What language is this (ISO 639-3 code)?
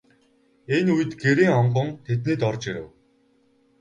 mon